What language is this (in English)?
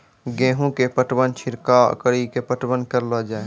Maithili